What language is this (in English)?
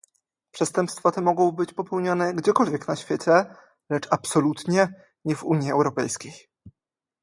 Polish